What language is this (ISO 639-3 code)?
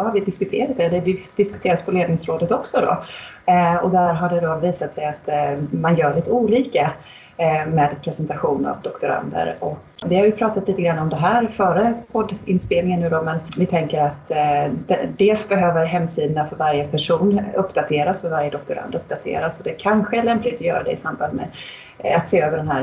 swe